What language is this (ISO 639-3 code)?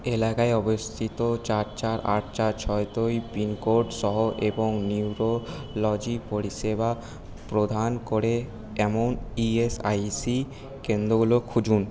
ben